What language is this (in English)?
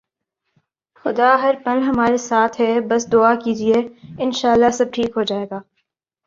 Urdu